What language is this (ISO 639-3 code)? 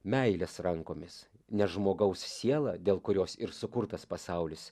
lit